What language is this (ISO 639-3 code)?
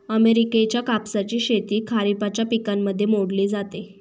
mar